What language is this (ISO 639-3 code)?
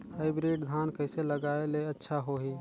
hne